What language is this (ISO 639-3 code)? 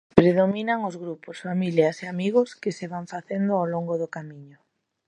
glg